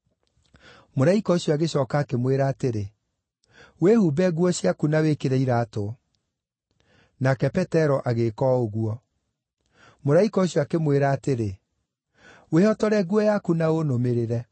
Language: Kikuyu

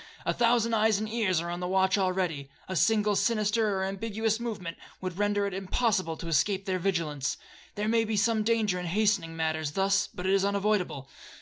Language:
English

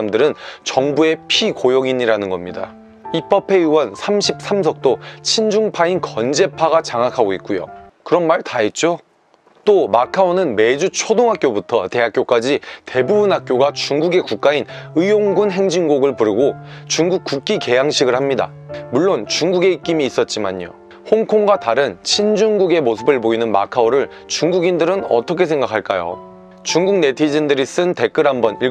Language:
Korean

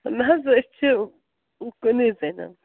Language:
Kashmiri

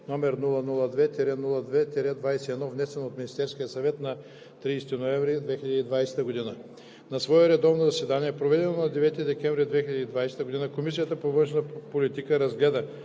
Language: Bulgarian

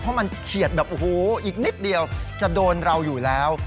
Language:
Thai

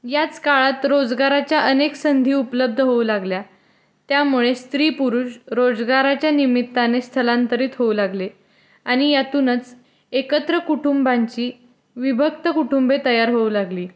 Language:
Marathi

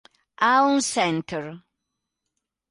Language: Italian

